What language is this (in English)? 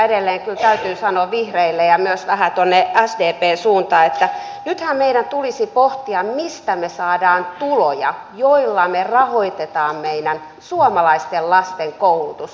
Finnish